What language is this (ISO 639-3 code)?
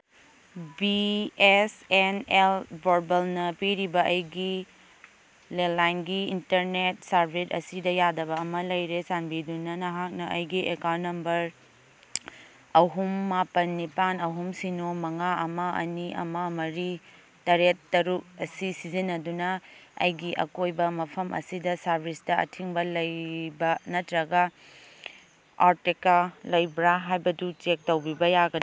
mni